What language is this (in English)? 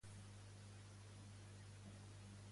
Catalan